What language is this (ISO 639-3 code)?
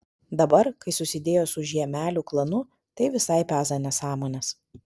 lit